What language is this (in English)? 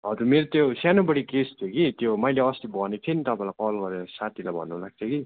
Nepali